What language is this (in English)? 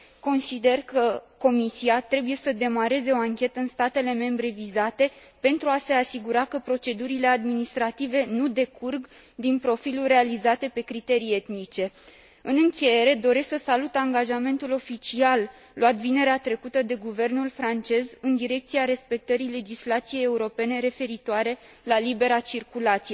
Romanian